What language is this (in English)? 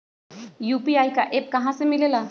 Magahi